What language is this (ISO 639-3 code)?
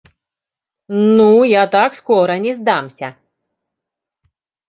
rus